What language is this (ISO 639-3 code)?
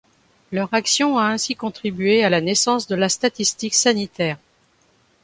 fra